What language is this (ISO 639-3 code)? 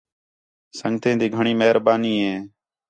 xhe